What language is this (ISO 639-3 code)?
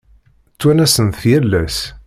kab